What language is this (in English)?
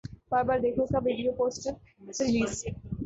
Urdu